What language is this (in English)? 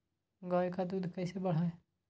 Magahi